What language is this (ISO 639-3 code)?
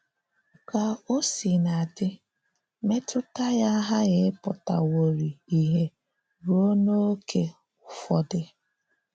ibo